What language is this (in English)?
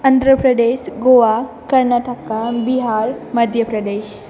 Bodo